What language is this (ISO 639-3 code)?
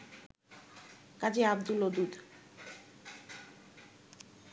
ben